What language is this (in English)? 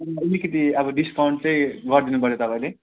Nepali